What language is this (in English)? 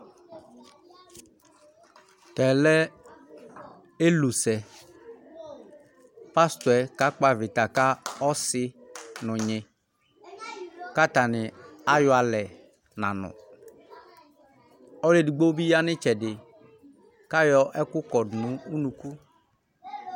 Ikposo